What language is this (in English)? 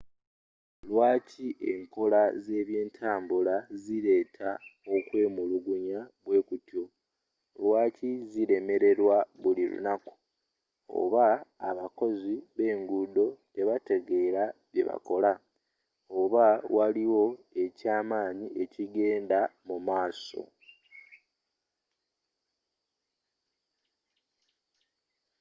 Ganda